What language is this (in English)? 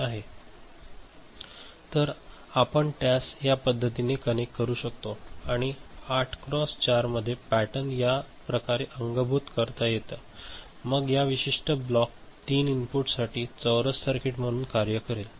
Marathi